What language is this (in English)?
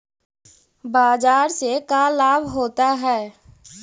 Magahi